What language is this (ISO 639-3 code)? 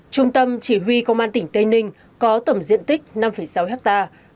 vie